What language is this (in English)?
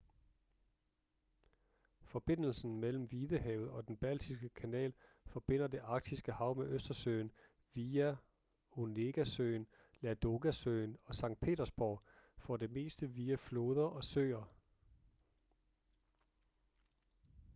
Danish